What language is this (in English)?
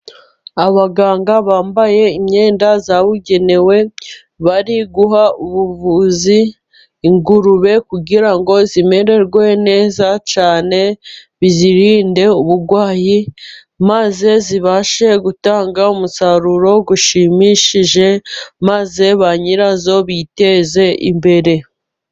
Kinyarwanda